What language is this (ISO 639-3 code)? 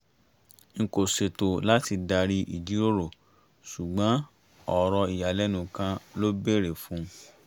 yor